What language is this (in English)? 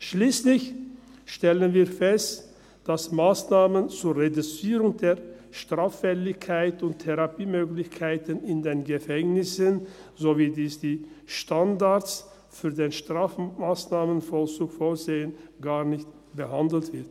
Swiss German